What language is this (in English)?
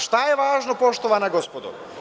Serbian